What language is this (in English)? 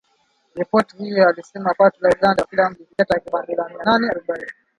Swahili